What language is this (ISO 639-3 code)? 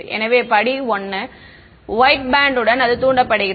tam